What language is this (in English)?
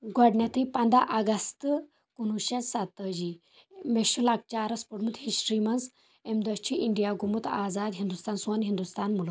Kashmiri